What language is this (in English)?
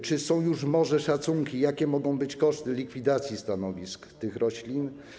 Polish